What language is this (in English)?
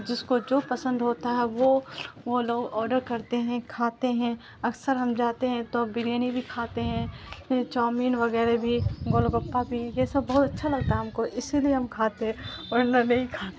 Urdu